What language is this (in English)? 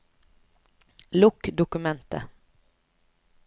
Norwegian